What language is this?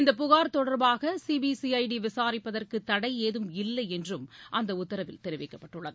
Tamil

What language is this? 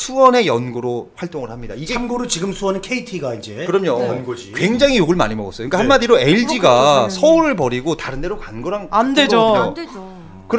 Korean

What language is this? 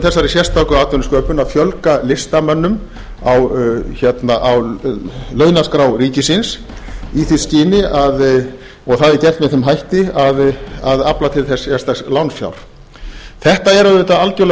Icelandic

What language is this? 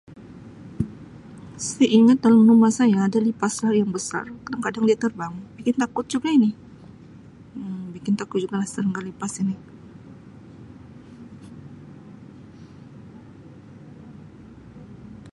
Sabah Malay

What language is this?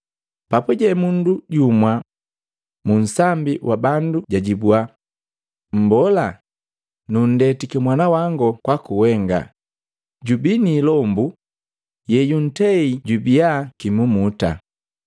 Matengo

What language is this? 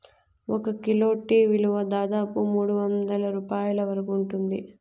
Telugu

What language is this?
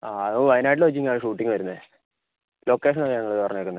Malayalam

